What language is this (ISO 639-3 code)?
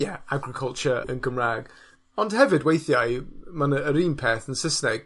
cym